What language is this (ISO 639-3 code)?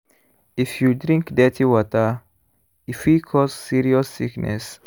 pcm